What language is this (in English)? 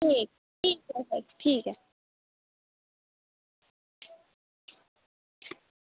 Dogri